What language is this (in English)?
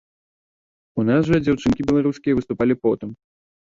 Belarusian